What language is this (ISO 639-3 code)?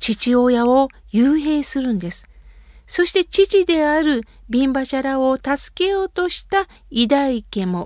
jpn